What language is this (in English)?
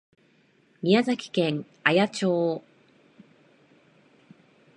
Japanese